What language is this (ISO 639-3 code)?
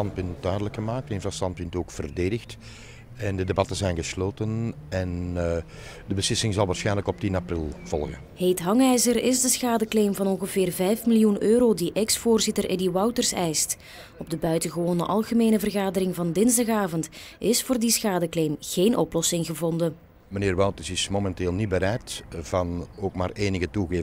nld